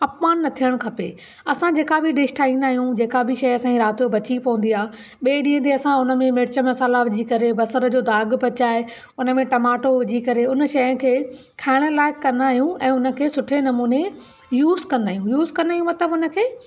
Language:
Sindhi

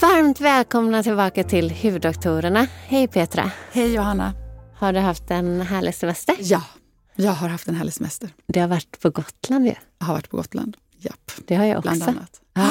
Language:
Swedish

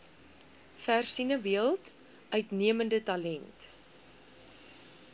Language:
Afrikaans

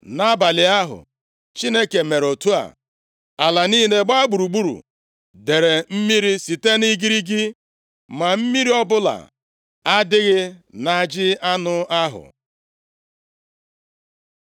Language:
Igbo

